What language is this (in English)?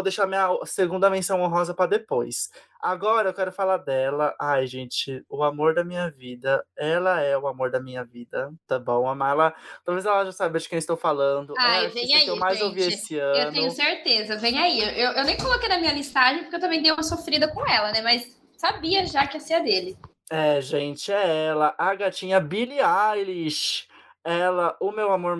Portuguese